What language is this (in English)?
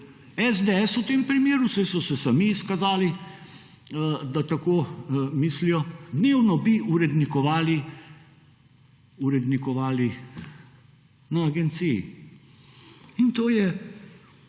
Slovenian